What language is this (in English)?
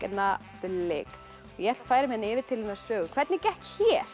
Icelandic